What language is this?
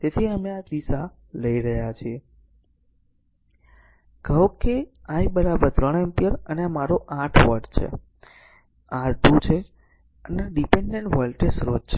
Gujarati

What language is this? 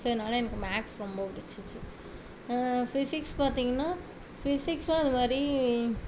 Tamil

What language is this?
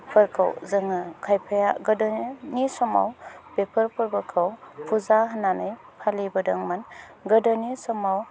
Bodo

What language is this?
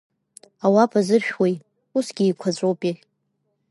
Abkhazian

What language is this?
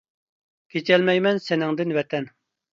Uyghur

